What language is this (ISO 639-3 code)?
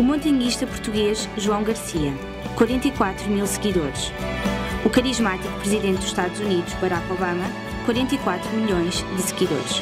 por